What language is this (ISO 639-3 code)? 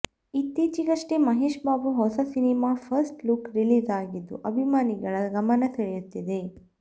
kan